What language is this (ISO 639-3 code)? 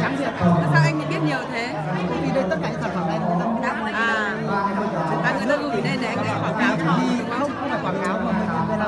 vie